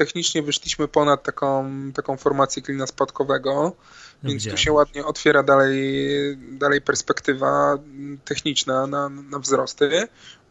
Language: Polish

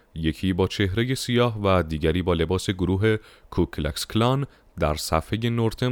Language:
Persian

